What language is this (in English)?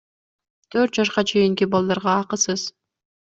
Kyrgyz